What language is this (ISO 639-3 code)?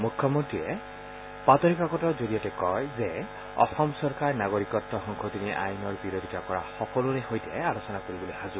asm